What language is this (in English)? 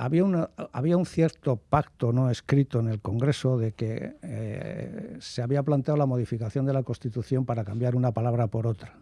Spanish